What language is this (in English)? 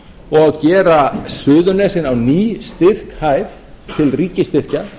Icelandic